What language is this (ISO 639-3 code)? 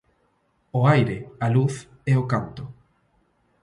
glg